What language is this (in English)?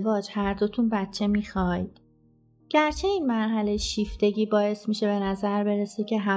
Persian